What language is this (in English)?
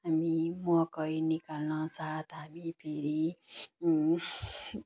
Nepali